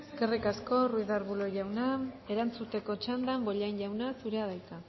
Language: Basque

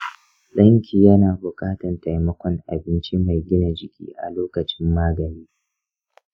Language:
Hausa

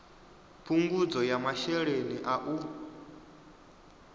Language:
Venda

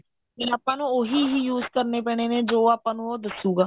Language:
Punjabi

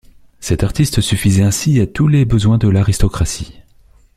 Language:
French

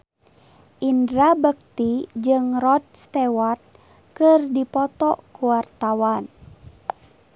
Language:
Sundanese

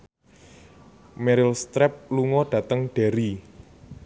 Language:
Javanese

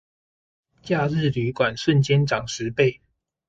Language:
Chinese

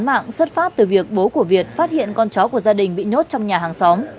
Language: Vietnamese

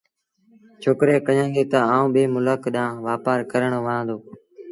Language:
Sindhi Bhil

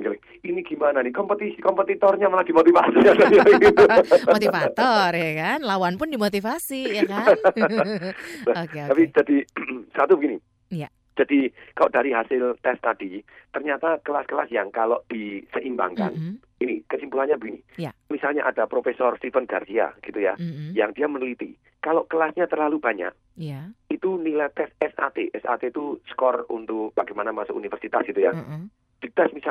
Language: Indonesian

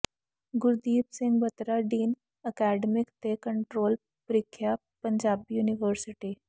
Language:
Punjabi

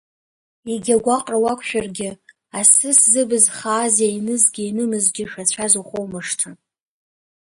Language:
Abkhazian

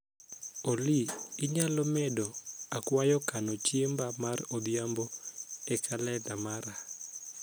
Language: Luo (Kenya and Tanzania)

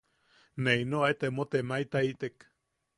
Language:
Yaqui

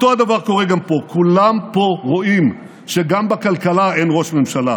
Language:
Hebrew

